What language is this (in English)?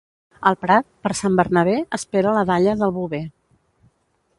Catalan